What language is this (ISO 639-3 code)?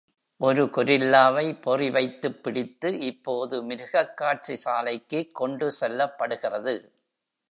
tam